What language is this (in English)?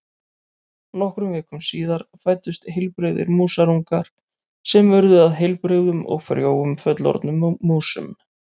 Icelandic